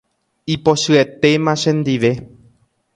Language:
Guarani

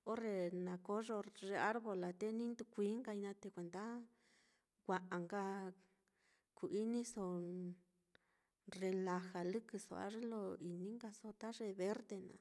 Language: Mitlatongo Mixtec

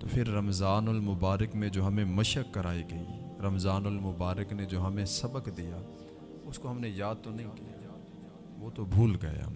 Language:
Urdu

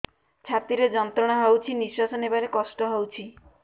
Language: Odia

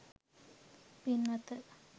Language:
Sinhala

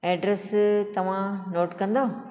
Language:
Sindhi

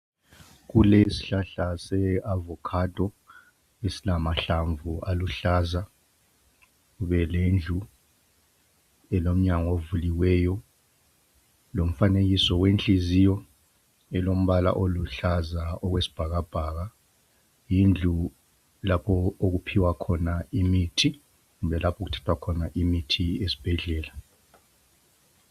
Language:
North Ndebele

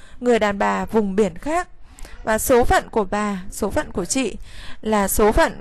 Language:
Vietnamese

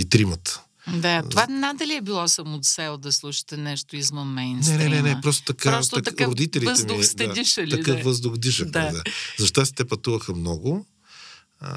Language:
Bulgarian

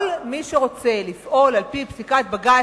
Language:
Hebrew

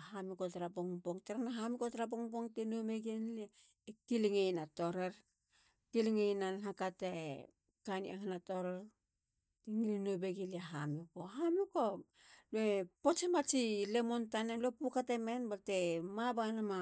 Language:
Halia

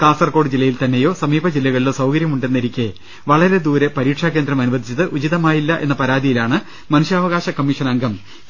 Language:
Malayalam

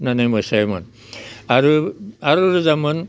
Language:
Bodo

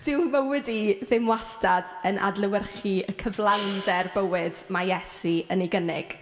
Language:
Welsh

